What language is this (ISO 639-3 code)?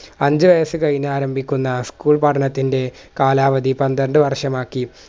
mal